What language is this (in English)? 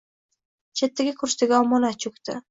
Uzbek